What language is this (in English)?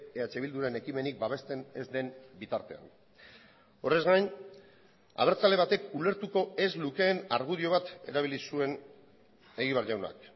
Basque